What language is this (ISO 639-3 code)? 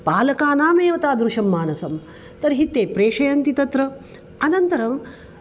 san